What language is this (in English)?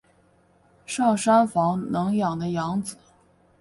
Chinese